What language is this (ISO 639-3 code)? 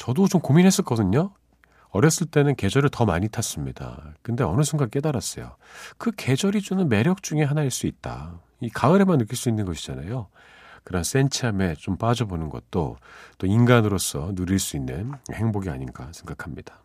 kor